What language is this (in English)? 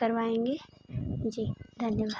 Hindi